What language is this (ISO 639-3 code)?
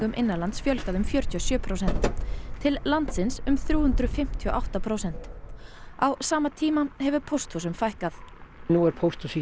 isl